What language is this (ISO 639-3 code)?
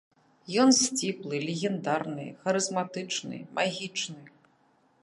bel